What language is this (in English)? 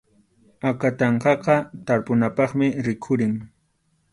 Arequipa-La Unión Quechua